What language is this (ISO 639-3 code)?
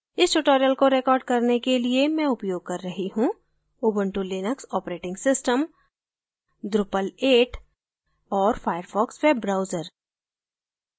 hin